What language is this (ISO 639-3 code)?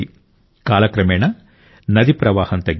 tel